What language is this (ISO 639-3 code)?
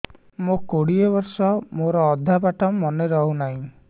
ori